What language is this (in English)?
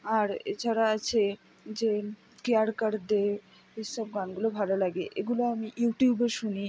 Bangla